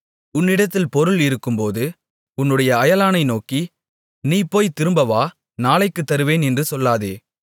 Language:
Tamil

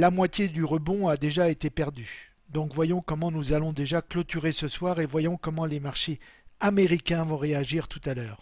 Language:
French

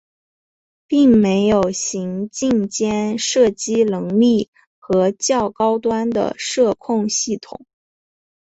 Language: Chinese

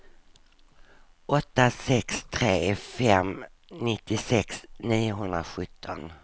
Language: Swedish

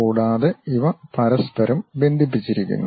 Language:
Malayalam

